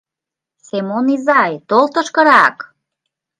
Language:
Mari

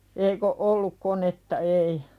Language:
Finnish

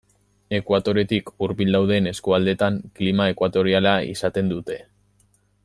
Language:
Basque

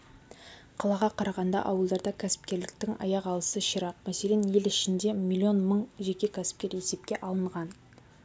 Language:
Kazakh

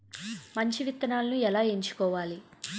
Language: Telugu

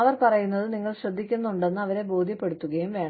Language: Malayalam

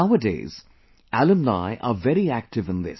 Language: English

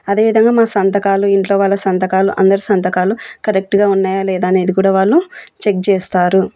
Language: Telugu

